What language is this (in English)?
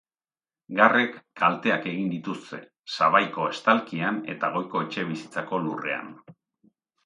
Basque